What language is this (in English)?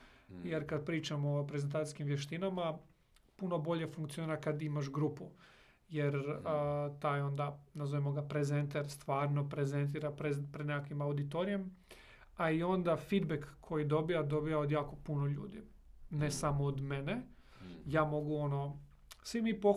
Croatian